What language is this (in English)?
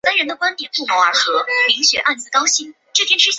Chinese